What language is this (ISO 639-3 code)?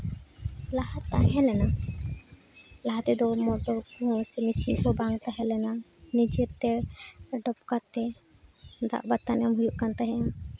sat